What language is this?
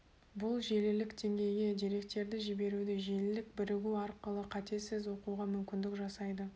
Kazakh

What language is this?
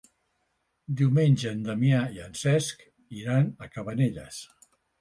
Catalan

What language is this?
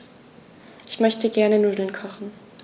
German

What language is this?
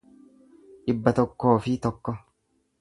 Oromo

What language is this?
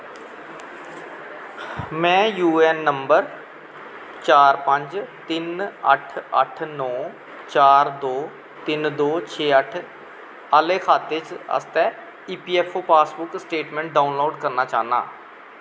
Dogri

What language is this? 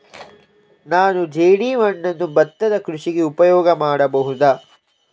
Kannada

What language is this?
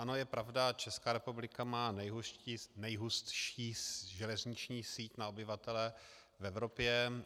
Czech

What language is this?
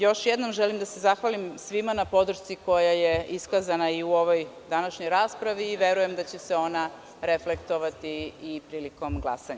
Serbian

